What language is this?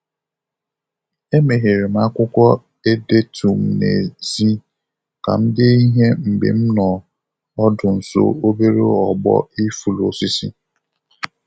Igbo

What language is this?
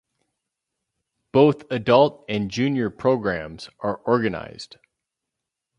English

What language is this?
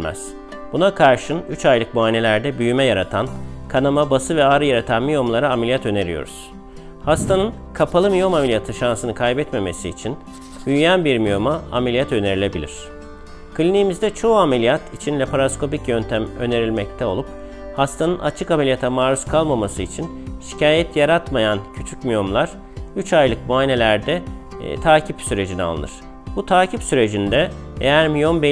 Turkish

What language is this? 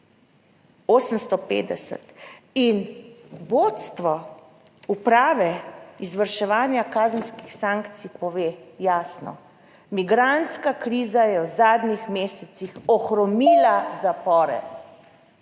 Slovenian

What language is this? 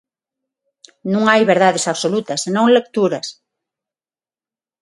Galician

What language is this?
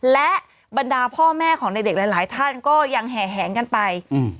Thai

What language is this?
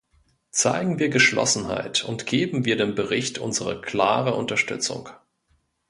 German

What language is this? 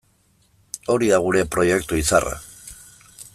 Basque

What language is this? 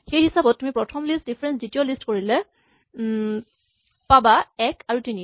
Assamese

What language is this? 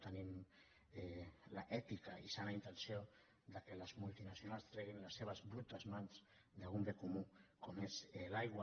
Catalan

